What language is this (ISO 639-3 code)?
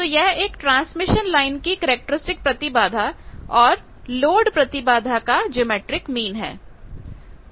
hin